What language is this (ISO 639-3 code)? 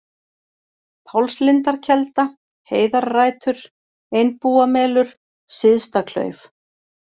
isl